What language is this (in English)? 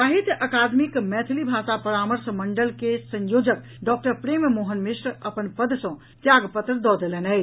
Maithili